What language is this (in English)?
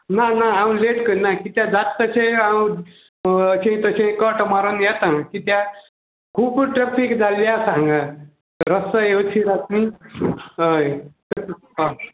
Konkani